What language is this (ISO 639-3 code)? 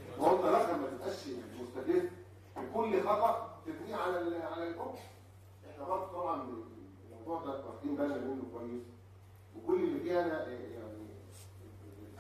ara